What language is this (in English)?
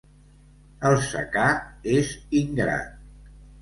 Catalan